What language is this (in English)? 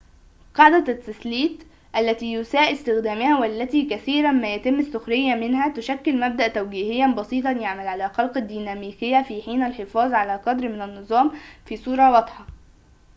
Arabic